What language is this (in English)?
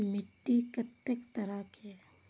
Maithili